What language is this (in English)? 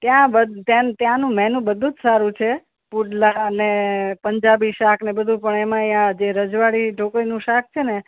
Gujarati